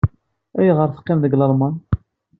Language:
Kabyle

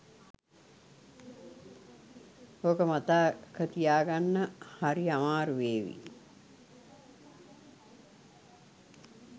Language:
Sinhala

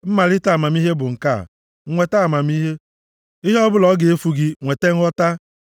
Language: Igbo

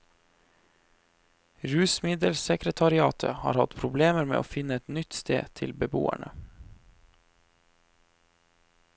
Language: Norwegian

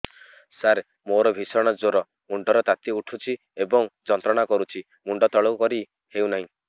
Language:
Odia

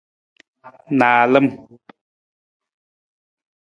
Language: Nawdm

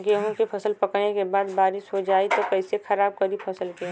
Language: Bhojpuri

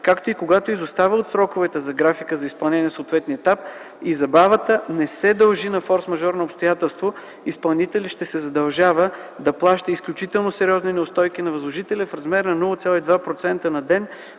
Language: Bulgarian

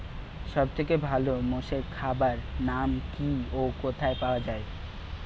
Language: Bangla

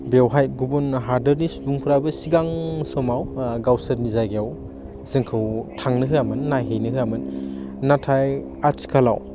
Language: Bodo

